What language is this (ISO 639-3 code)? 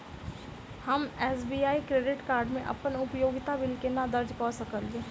mai